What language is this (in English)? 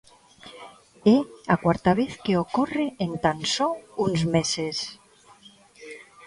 Galician